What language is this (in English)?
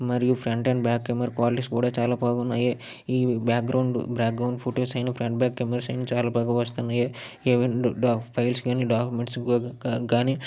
Telugu